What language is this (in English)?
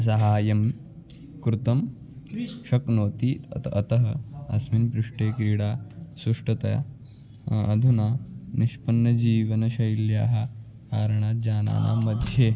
Sanskrit